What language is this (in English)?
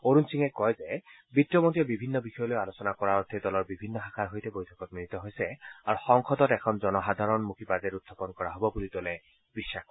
Assamese